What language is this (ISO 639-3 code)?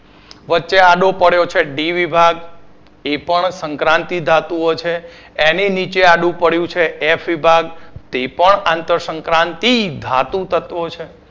guj